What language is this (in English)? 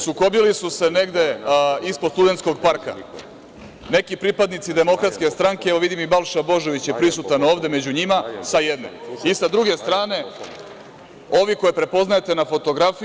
Serbian